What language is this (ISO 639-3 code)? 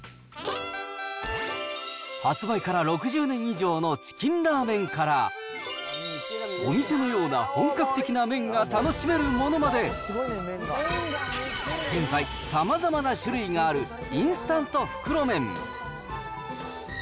jpn